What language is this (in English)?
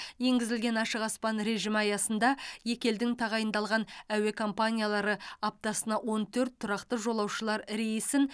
Kazakh